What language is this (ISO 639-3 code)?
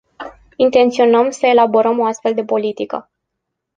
ron